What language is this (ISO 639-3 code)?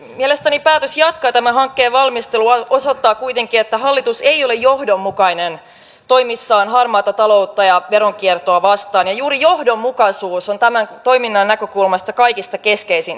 fin